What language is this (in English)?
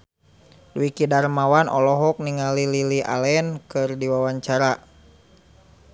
Sundanese